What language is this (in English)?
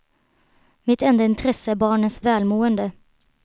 Swedish